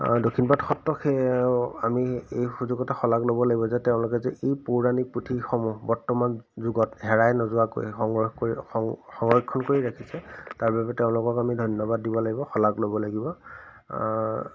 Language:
Assamese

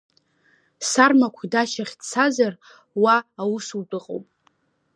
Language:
Abkhazian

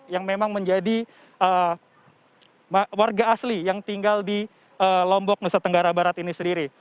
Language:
Indonesian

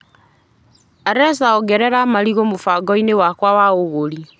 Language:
Kikuyu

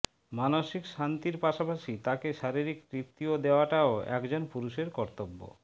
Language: Bangla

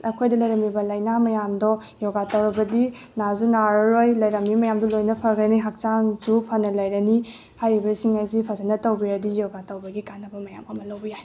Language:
Manipuri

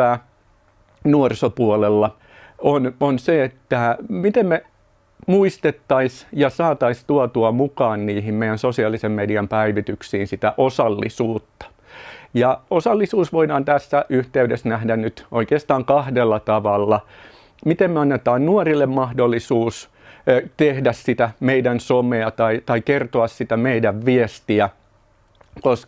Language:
Finnish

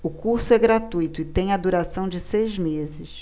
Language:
Portuguese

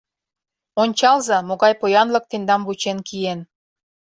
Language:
Mari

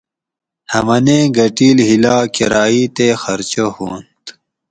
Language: Gawri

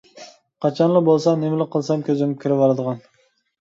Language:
Uyghur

